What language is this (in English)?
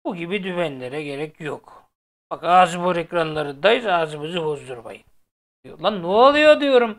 Turkish